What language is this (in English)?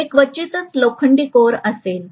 Marathi